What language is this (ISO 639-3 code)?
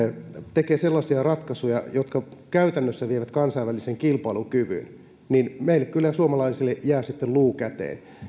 fin